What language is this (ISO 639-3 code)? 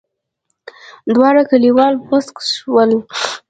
pus